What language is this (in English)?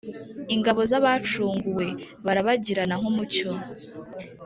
Kinyarwanda